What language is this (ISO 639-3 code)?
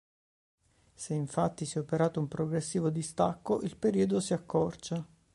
ita